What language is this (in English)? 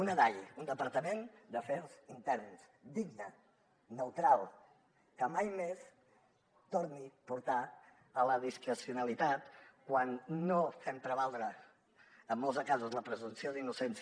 Catalan